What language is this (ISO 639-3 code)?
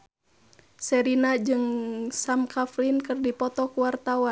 sun